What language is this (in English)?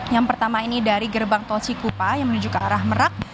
Indonesian